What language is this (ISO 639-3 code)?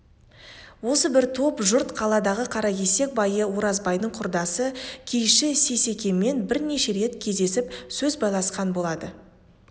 kaz